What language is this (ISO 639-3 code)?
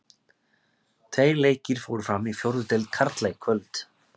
isl